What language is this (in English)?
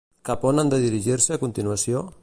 Catalan